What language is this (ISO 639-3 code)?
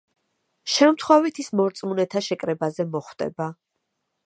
kat